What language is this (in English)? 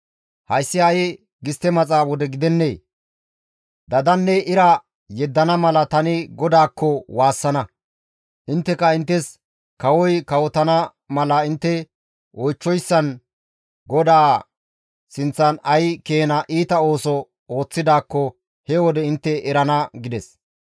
Gamo